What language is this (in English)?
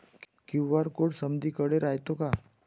Marathi